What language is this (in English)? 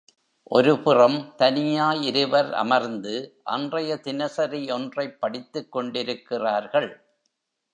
Tamil